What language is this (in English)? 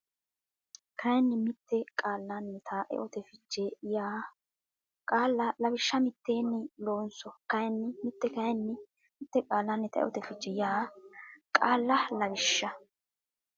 Sidamo